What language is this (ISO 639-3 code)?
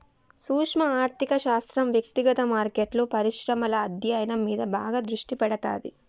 tel